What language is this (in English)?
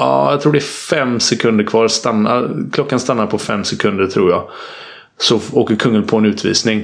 Swedish